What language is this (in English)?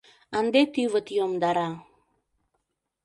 Mari